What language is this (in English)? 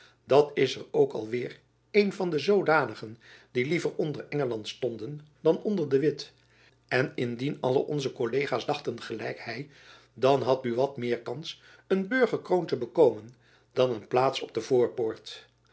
Dutch